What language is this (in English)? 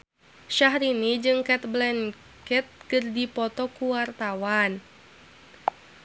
Sundanese